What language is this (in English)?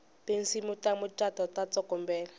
Tsonga